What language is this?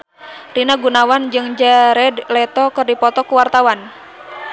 Sundanese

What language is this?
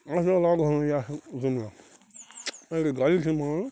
Kashmiri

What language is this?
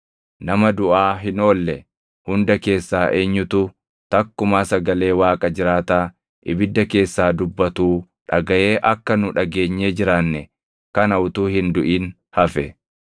Oromo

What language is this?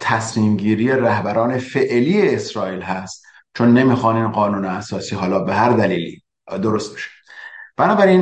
Persian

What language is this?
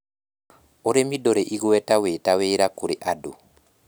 Kikuyu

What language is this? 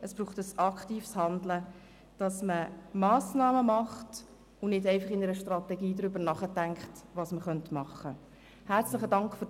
Swiss German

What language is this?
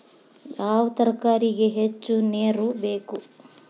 Kannada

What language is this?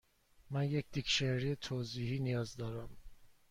Persian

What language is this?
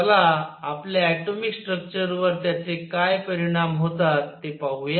Marathi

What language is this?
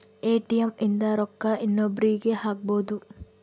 Kannada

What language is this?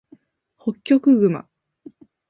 Japanese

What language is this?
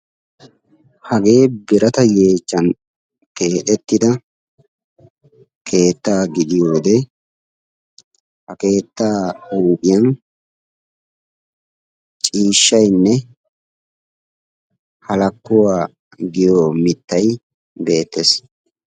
Wolaytta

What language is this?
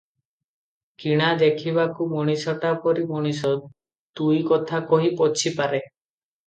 Odia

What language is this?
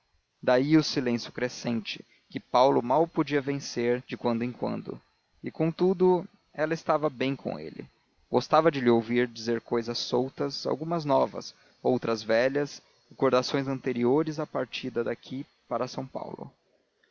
Portuguese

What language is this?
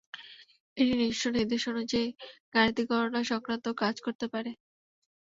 Bangla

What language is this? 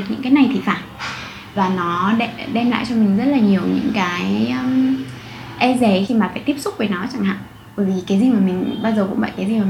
Vietnamese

